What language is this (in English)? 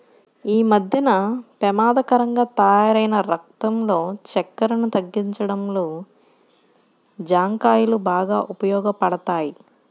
Telugu